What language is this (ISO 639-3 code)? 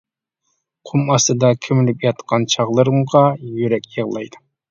uig